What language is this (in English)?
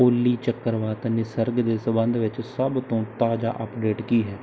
Punjabi